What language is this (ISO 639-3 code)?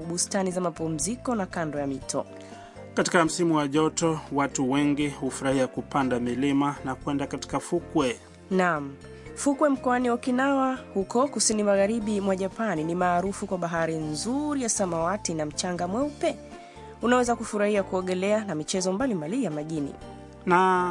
swa